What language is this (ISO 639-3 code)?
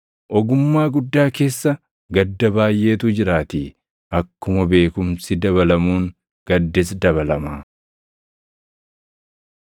orm